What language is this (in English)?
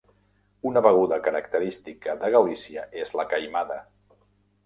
Catalan